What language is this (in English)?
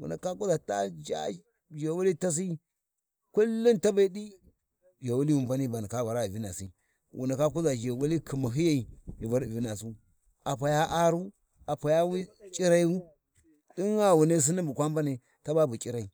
Warji